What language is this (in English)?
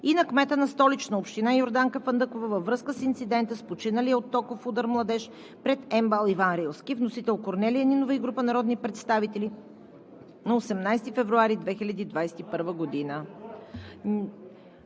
Bulgarian